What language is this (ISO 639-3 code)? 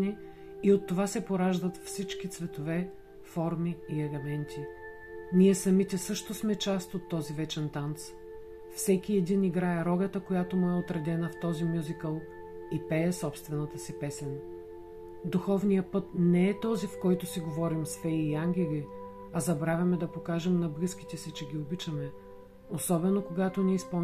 bul